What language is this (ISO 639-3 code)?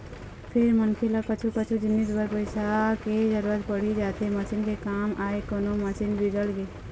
hne